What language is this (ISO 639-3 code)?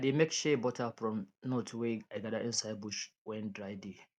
pcm